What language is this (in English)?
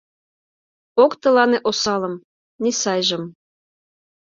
Mari